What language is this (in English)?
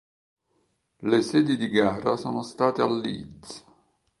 Italian